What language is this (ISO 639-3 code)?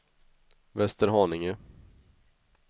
swe